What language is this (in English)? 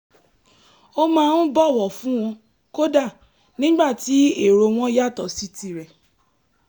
Yoruba